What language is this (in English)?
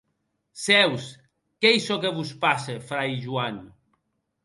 Occitan